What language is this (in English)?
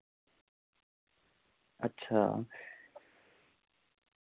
Dogri